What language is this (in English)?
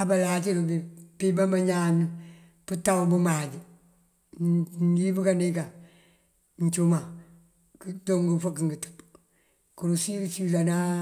Mandjak